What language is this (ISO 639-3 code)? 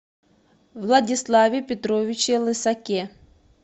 rus